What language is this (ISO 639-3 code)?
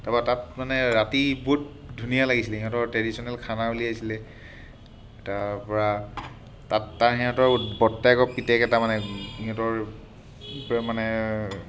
asm